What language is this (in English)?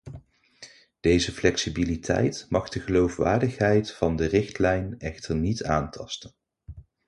Dutch